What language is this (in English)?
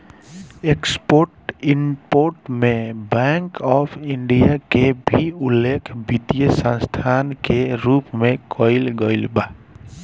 Bhojpuri